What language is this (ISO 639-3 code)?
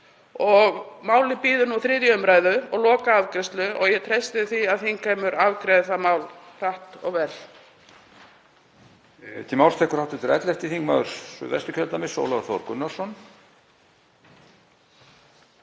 isl